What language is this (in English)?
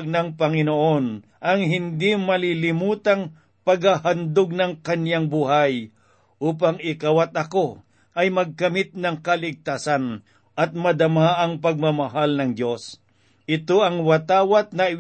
Filipino